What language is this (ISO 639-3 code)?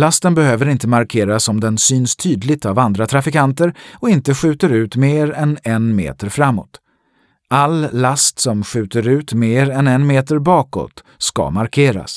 swe